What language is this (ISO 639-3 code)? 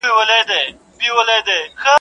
pus